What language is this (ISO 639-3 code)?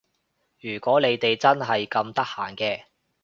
yue